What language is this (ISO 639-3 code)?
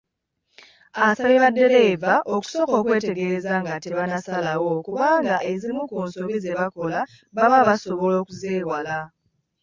lug